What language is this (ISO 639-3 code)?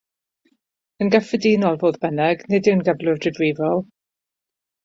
cym